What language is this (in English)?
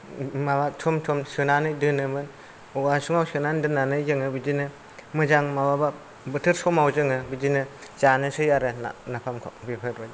Bodo